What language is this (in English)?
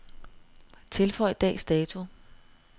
Danish